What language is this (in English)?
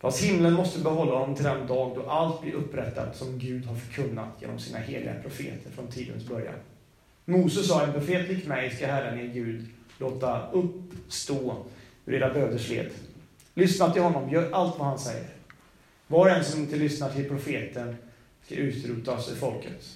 Swedish